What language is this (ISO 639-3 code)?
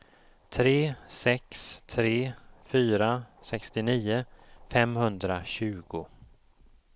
swe